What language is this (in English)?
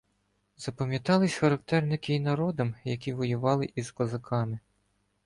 Ukrainian